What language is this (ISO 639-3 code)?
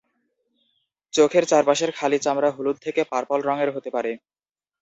ben